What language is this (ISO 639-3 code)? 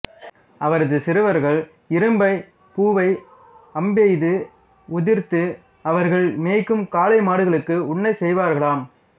tam